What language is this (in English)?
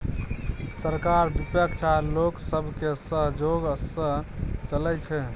Maithili